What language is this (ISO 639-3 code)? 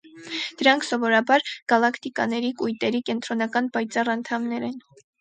hye